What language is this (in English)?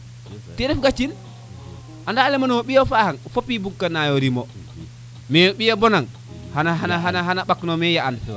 Serer